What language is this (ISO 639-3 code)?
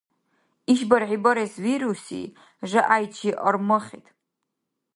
dar